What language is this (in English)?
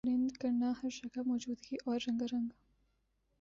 Urdu